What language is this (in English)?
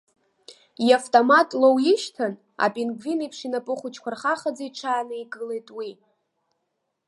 Abkhazian